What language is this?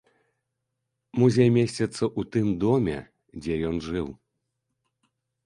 Belarusian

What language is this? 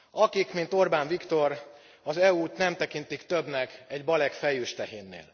Hungarian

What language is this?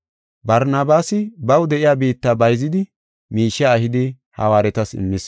Gofa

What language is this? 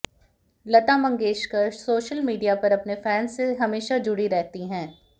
Hindi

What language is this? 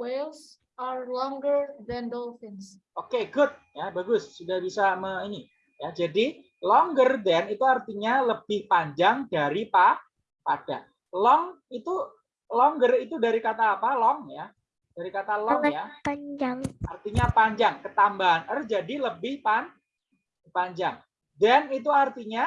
Indonesian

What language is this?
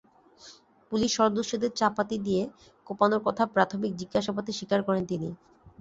Bangla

